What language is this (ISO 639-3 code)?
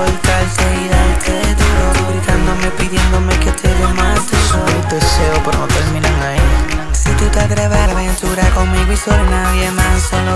ron